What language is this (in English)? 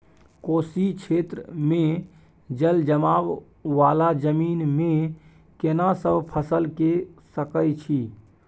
Maithili